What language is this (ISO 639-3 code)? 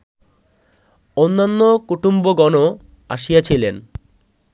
ben